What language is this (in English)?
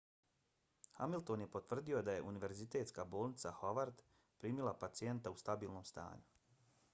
Bosnian